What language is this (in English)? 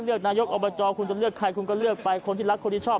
Thai